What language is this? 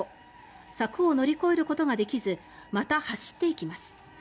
Japanese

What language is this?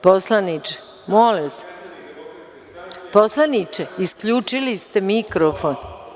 Serbian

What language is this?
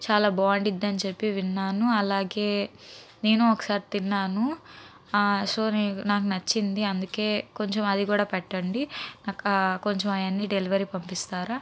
Telugu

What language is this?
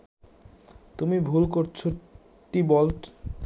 Bangla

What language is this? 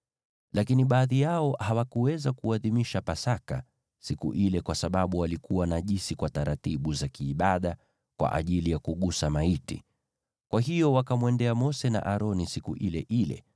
Swahili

